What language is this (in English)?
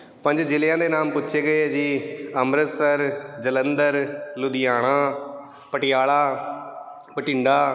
Punjabi